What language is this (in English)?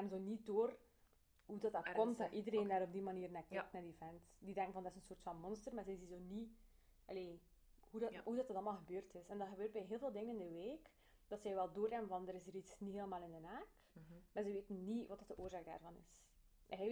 Dutch